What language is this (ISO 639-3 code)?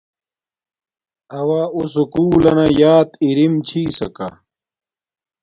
dmk